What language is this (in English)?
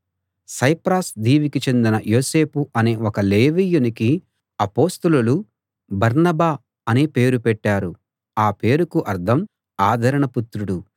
Telugu